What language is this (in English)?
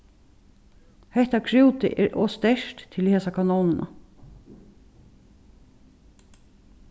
Faroese